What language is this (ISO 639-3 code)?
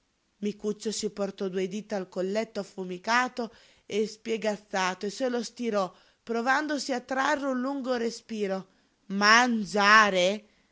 ita